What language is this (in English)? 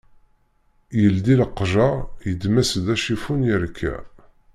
Kabyle